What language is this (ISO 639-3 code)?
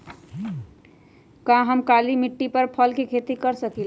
mag